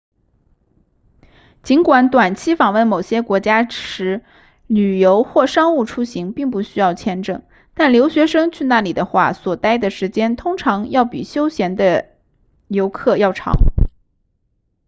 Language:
Chinese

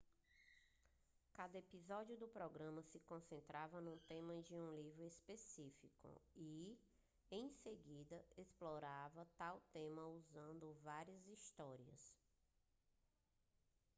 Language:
Portuguese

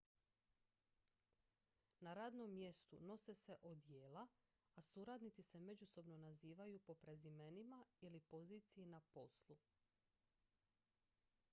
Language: Croatian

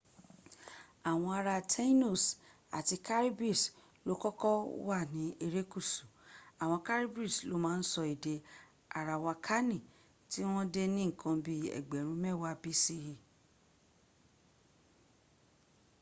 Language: Yoruba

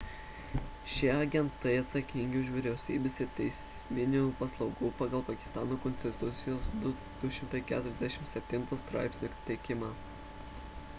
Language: Lithuanian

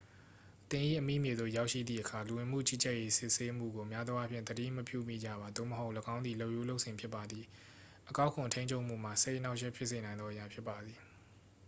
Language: Burmese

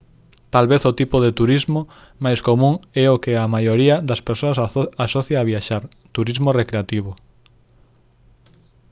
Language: Galician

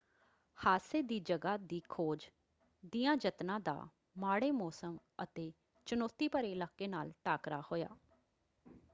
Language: Punjabi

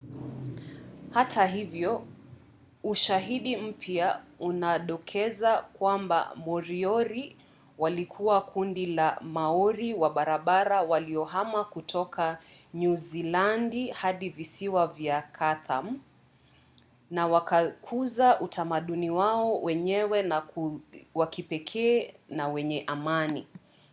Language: Swahili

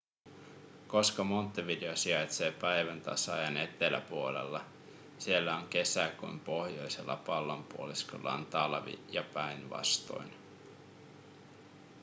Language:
Finnish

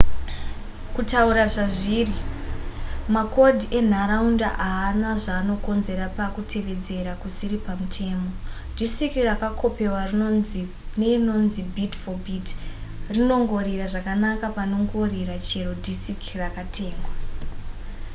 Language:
Shona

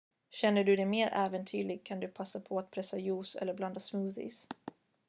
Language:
Swedish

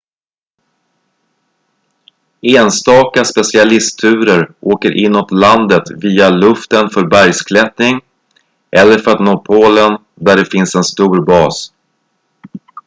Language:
Swedish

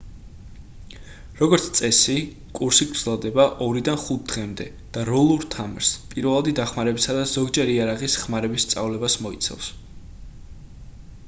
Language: Georgian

